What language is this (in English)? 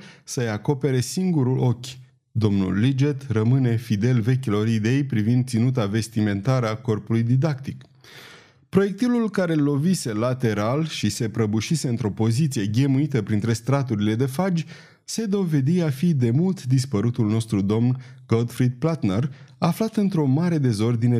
Romanian